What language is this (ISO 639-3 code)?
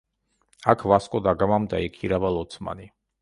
kat